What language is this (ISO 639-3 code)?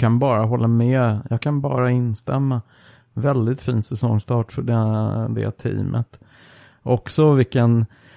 swe